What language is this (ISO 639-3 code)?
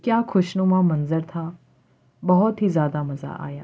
urd